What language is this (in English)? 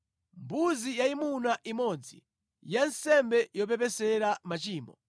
Nyanja